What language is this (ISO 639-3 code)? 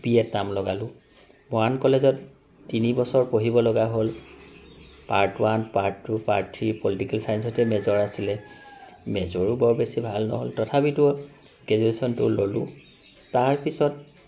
asm